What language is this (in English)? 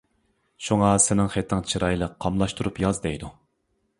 Uyghur